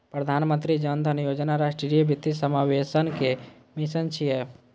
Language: Maithili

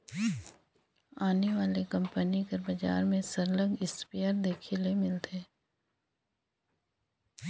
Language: Chhattisgarhi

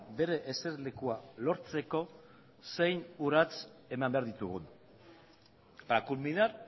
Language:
Basque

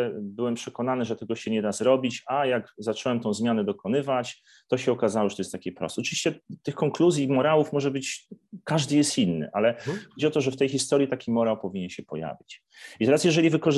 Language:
Polish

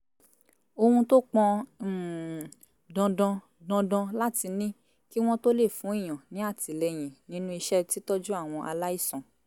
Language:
Yoruba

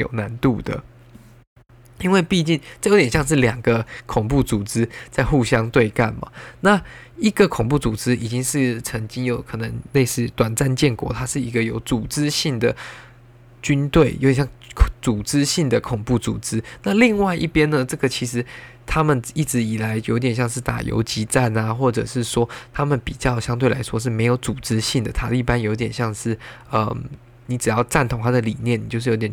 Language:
Chinese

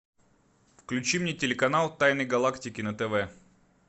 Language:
Russian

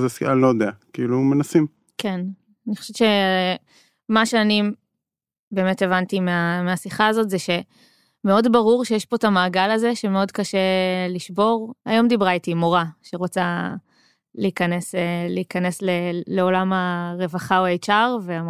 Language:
Hebrew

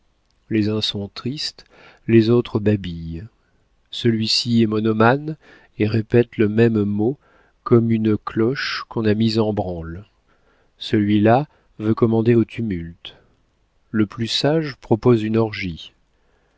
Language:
French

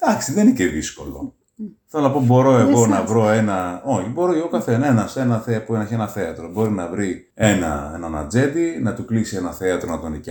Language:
Greek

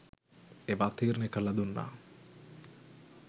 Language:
Sinhala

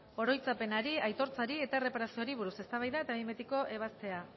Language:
Basque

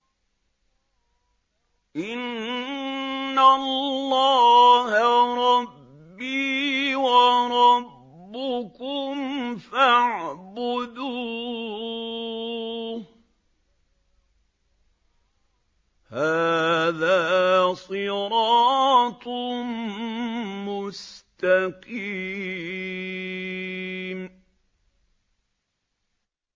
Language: Arabic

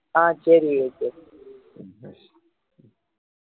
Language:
Tamil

